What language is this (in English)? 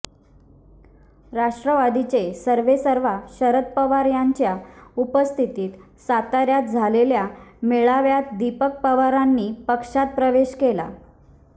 Marathi